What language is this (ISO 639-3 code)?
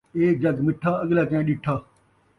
skr